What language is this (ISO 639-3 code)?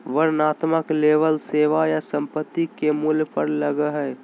mag